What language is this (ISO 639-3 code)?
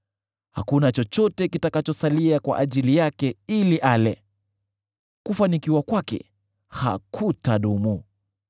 swa